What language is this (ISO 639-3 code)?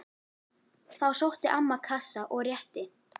isl